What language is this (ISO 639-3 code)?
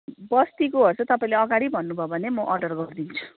nep